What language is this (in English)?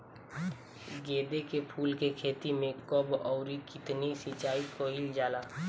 Bhojpuri